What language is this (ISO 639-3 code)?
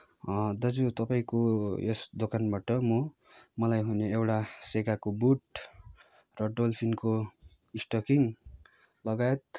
nep